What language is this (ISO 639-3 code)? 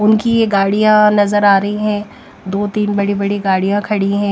hin